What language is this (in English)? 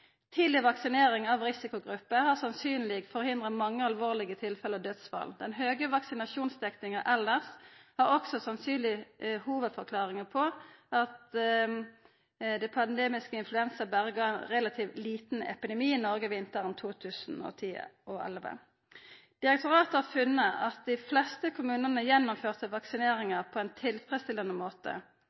Norwegian Nynorsk